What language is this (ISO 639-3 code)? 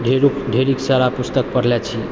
mai